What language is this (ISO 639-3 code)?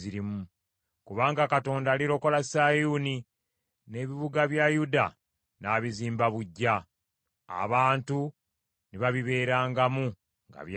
lug